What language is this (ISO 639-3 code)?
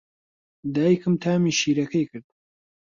ckb